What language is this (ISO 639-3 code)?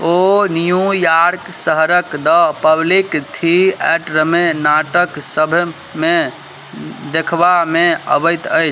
mai